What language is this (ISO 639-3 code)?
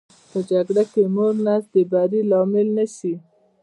pus